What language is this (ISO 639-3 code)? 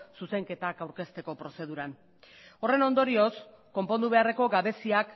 eus